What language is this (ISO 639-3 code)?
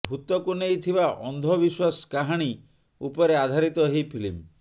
ori